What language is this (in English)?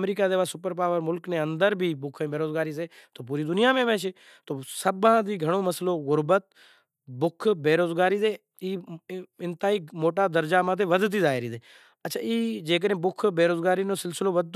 Kachi Koli